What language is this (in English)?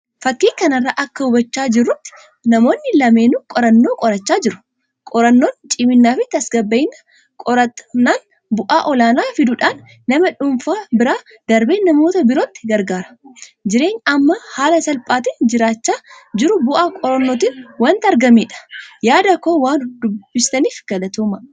Oromo